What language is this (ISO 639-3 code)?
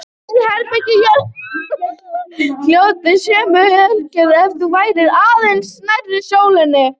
isl